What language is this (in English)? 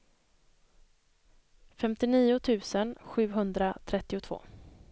Swedish